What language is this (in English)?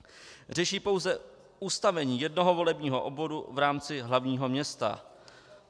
Czech